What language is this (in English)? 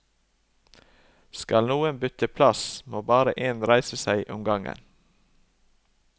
Norwegian